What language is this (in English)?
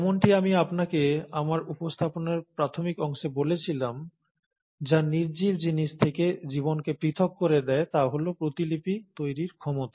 Bangla